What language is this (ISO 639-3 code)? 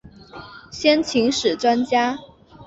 zho